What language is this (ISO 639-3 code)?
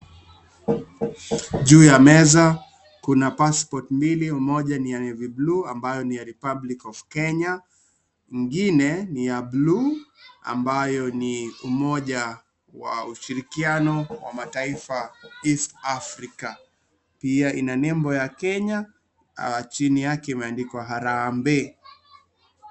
swa